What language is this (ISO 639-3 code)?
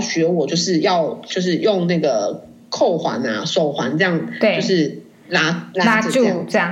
zho